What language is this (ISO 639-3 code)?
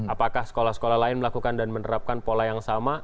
ind